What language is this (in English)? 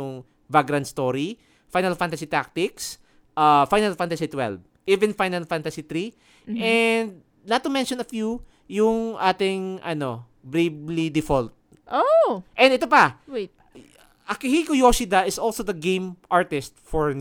Filipino